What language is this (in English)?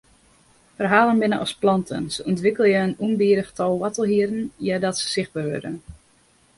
Western Frisian